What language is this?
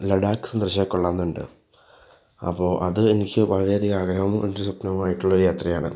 Malayalam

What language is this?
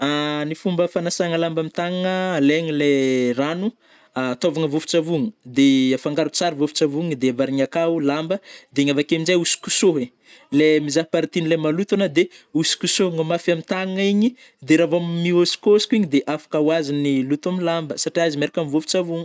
Northern Betsimisaraka Malagasy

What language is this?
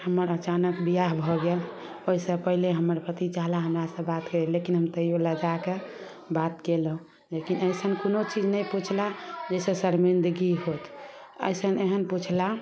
Maithili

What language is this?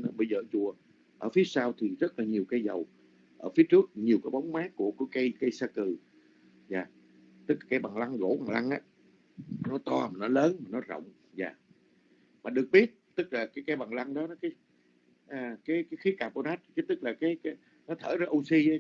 Vietnamese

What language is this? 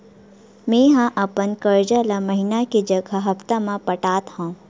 Chhattisgarhi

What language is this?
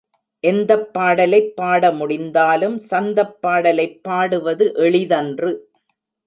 Tamil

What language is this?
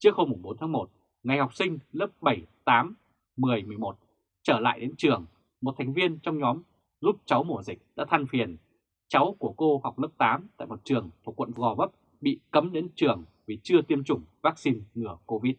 Vietnamese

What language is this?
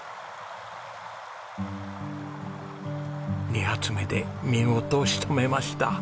Japanese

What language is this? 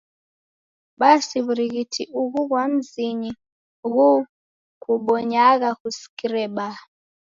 Taita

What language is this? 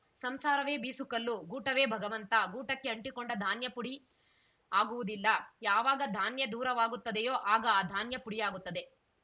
Kannada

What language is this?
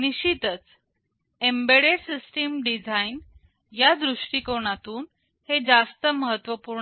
Marathi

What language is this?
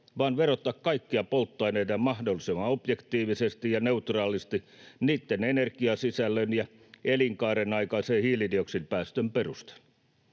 Finnish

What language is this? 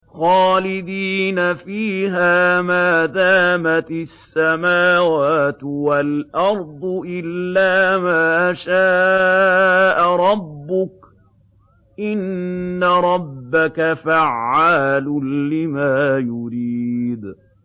Arabic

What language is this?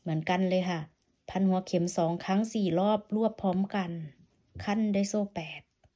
Thai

